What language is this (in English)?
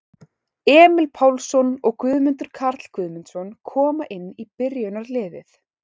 Icelandic